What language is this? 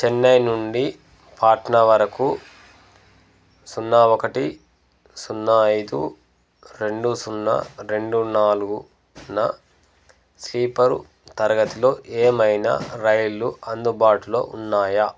Telugu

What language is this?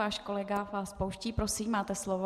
Czech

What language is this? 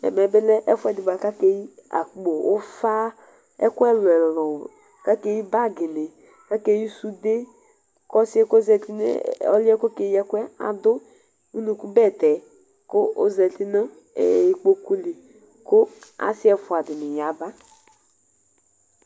Ikposo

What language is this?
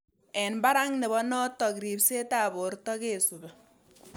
Kalenjin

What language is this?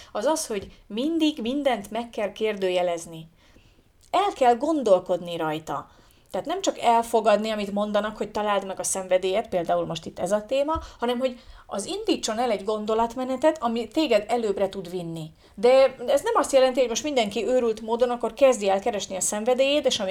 Hungarian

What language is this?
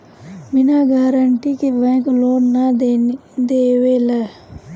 Bhojpuri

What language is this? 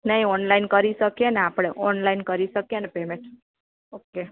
Gujarati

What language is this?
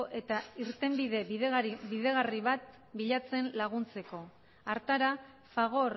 Basque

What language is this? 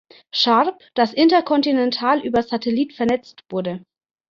German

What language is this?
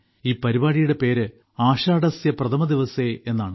Malayalam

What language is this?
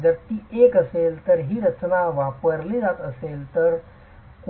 Marathi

